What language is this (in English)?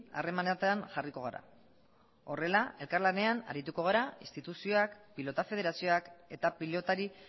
Basque